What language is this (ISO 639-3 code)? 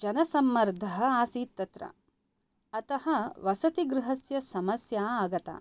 san